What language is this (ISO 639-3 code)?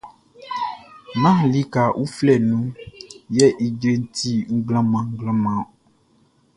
bci